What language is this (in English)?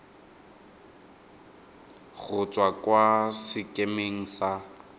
Tswana